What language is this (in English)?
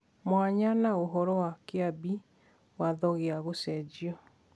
Kikuyu